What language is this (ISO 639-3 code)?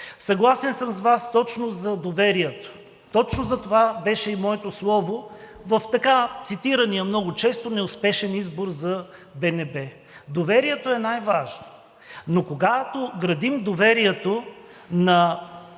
bul